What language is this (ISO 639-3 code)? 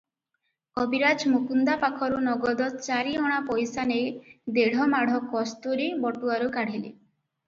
ori